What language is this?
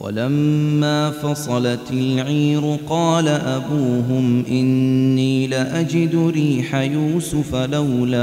Arabic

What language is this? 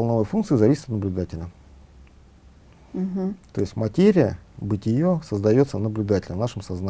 Russian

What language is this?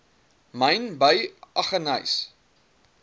Afrikaans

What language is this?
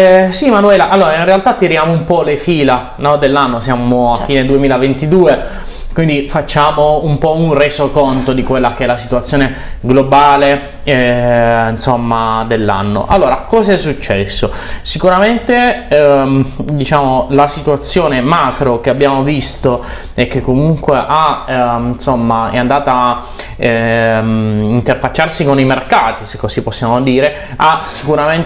Italian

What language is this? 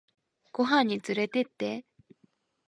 Japanese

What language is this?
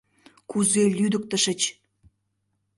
Mari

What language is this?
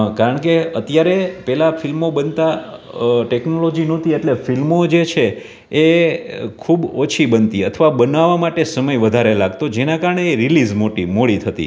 Gujarati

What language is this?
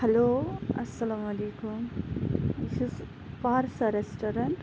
Kashmiri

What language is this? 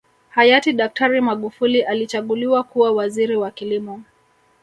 Swahili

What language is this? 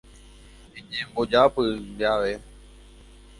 Guarani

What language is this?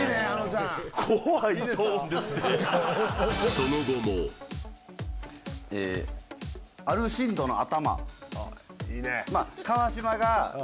Japanese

